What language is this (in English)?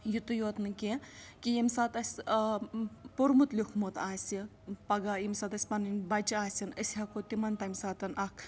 Kashmiri